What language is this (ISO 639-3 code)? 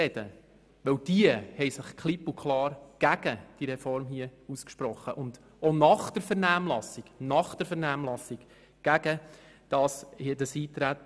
gsw